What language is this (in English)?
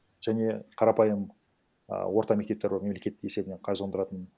Kazakh